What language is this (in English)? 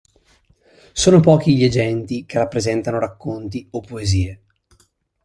Italian